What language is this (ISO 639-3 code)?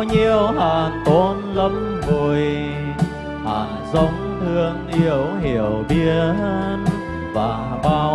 vie